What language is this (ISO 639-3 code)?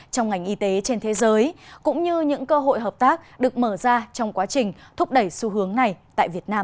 vie